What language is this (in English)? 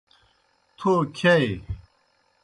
Kohistani Shina